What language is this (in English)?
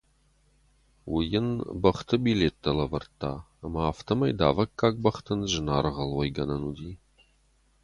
Ossetic